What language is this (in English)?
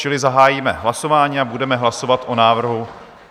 Czech